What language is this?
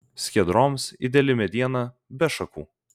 Lithuanian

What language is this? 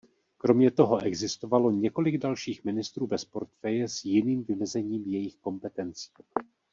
Czech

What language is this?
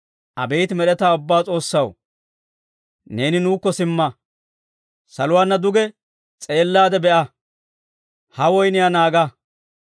Dawro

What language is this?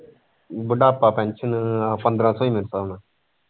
Punjabi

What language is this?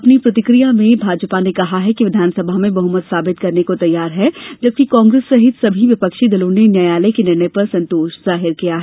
Hindi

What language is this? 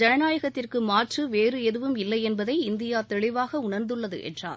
Tamil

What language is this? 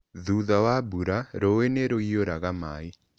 Kikuyu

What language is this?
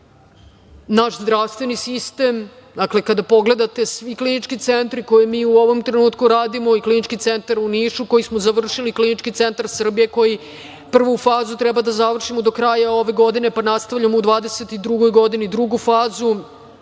Serbian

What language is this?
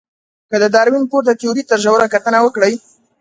Pashto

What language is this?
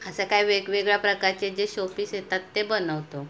Marathi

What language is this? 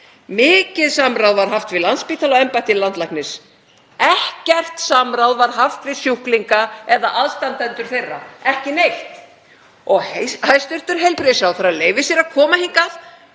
Icelandic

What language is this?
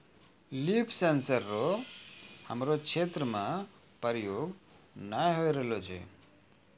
Maithili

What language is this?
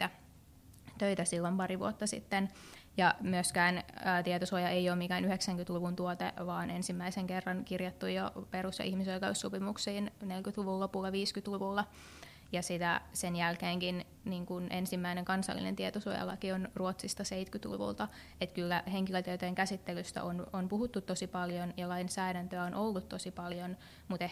Finnish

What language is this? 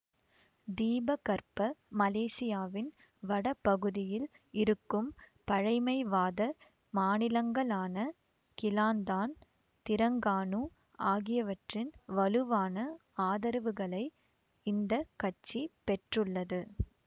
Tamil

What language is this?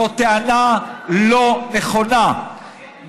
Hebrew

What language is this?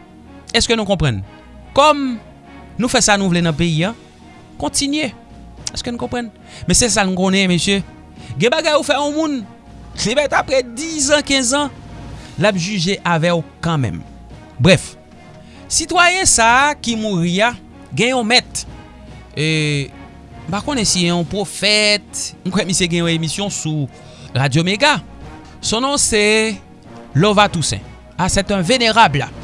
French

